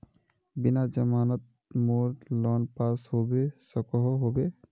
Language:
Magahi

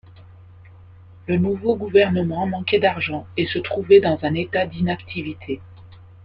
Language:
French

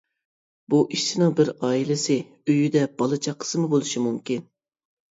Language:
Uyghur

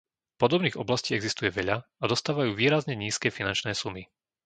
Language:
Slovak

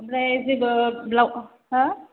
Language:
Bodo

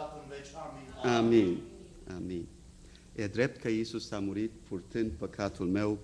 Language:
Romanian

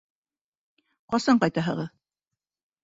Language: Bashkir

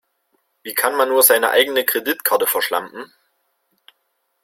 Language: German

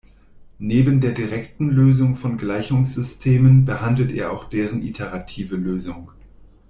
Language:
German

